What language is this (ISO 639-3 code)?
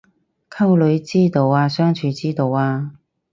yue